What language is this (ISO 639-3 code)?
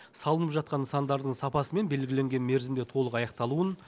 kaz